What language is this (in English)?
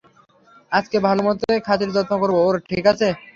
Bangla